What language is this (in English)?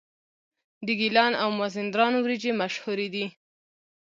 Pashto